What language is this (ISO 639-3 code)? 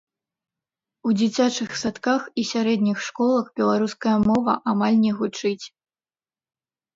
bel